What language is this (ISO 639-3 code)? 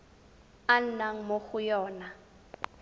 tsn